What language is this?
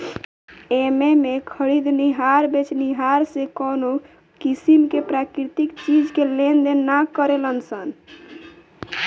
Bhojpuri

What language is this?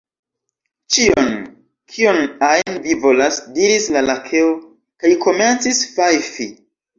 Esperanto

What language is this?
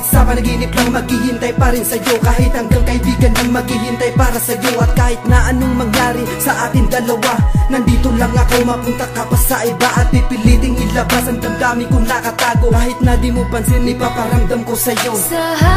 Filipino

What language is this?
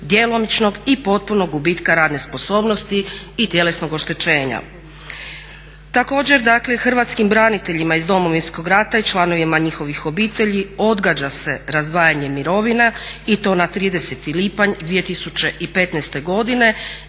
Croatian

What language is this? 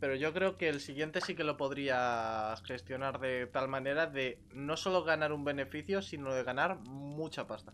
Spanish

